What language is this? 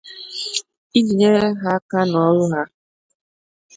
Igbo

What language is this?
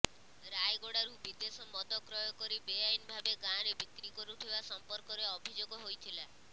Odia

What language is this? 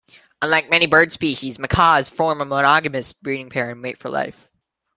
English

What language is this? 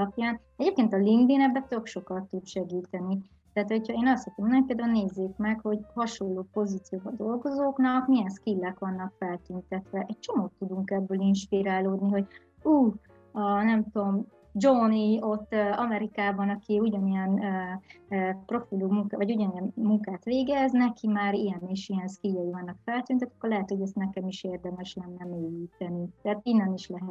Hungarian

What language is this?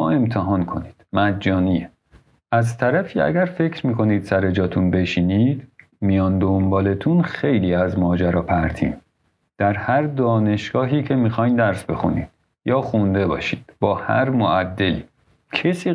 Persian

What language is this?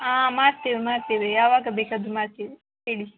Kannada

